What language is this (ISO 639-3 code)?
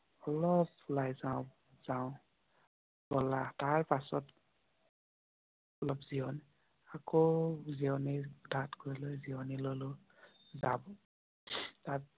asm